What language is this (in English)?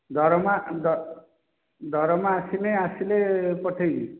Odia